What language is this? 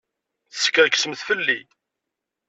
Kabyle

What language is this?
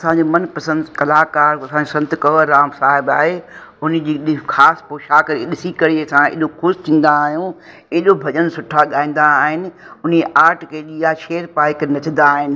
Sindhi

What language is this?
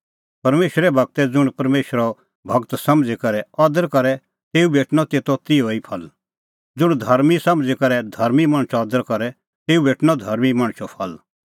Kullu Pahari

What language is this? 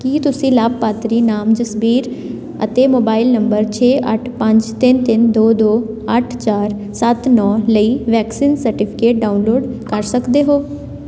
Punjabi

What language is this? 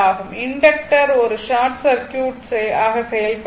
Tamil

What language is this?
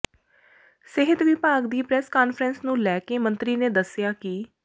Punjabi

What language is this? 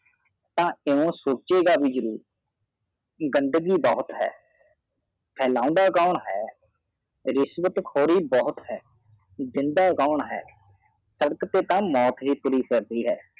Punjabi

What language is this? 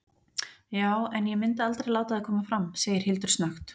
Icelandic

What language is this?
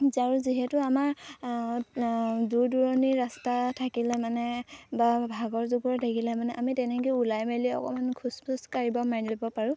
Assamese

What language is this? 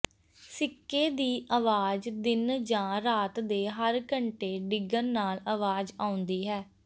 Punjabi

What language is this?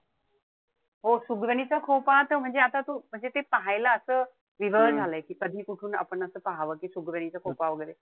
Marathi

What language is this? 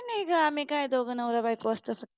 Marathi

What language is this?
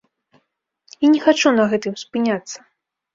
Belarusian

